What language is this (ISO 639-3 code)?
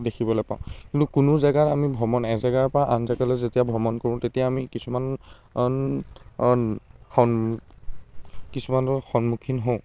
asm